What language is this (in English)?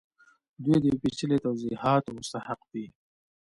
Pashto